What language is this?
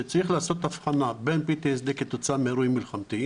Hebrew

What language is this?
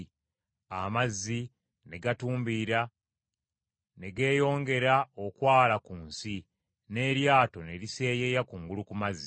Ganda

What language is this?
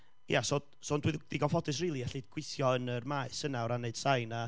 Welsh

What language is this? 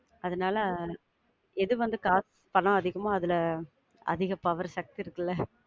Tamil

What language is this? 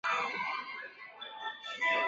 Chinese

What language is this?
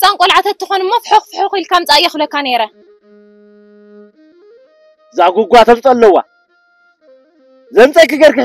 Arabic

